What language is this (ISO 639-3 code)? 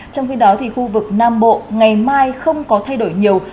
vie